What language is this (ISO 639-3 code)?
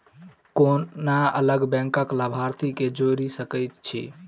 mai